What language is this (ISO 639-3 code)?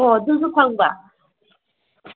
mni